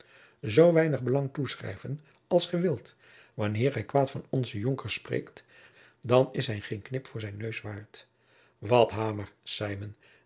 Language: Dutch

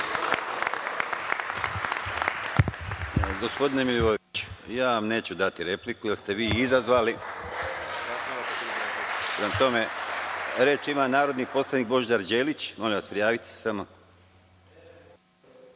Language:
Serbian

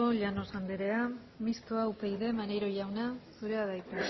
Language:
Basque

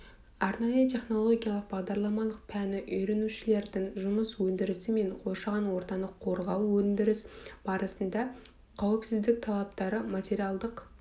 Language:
Kazakh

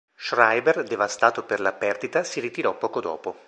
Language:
Italian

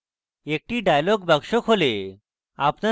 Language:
Bangla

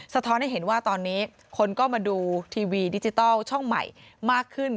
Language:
Thai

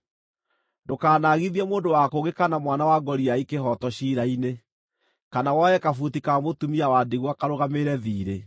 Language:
Kikuyu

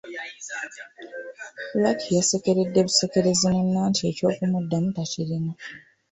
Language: Ganda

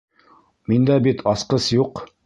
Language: Bashkir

